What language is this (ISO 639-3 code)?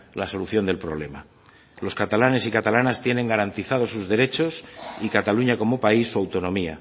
spa